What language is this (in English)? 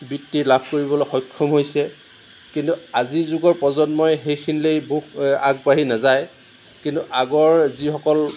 Assamese